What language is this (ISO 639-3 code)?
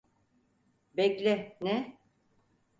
tur